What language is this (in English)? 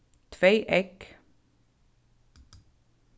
Faroese